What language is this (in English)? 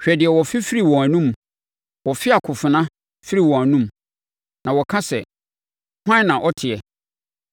Akan